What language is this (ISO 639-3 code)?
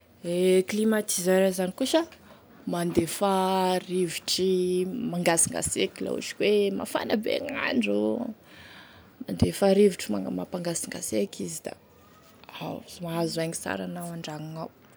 tkg